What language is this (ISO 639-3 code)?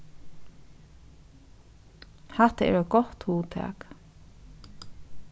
fao